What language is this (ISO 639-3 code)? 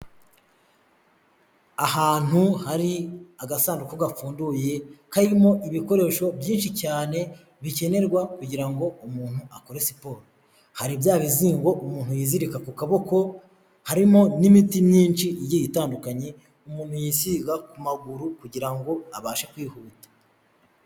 kin